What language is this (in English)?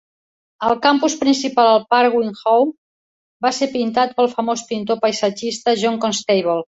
Catalan